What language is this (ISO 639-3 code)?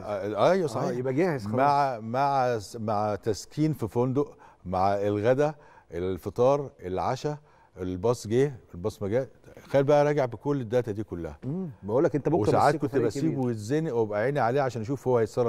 ara